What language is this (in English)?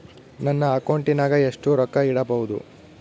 Kannada